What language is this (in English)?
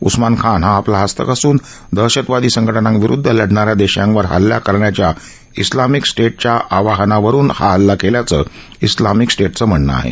Marathi